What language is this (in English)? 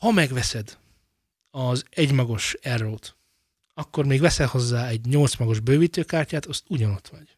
Hungarian